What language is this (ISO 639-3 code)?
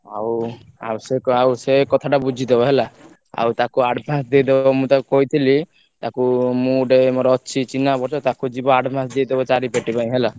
ori